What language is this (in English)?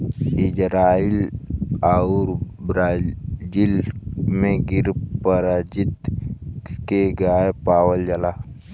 Bhojpuri